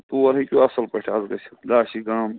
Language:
Kashmiri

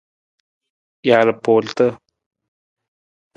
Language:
Nawdm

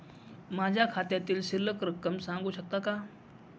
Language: Marathi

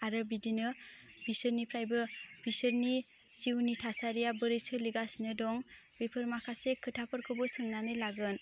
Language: Bodo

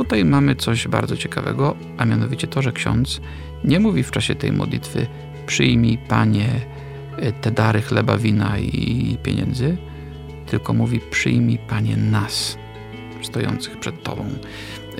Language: Polish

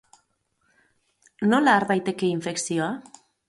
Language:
Basque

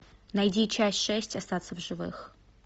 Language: Russian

